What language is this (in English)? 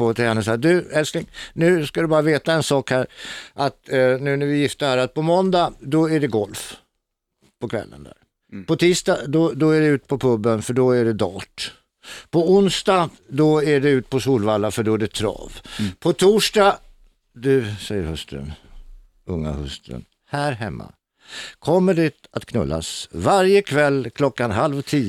Swedish